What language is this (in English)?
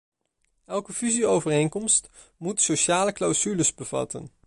Dutch